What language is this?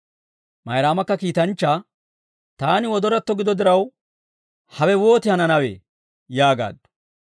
Dawro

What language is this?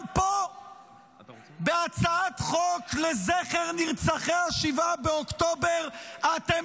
Hebrew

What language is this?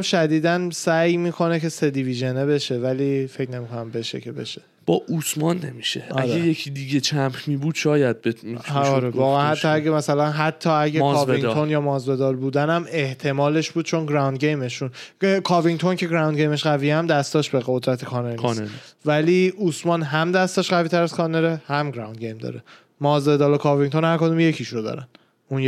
Persian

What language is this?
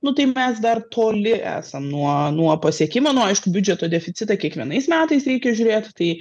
Lithuanian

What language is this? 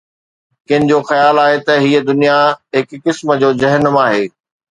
Sindhi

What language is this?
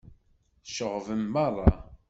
Kabyle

